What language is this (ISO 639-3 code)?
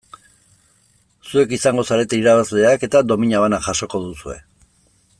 eus